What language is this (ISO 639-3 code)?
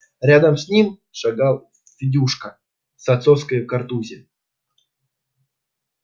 rus